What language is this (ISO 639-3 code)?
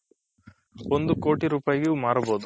kan